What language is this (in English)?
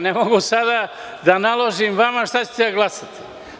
Serbian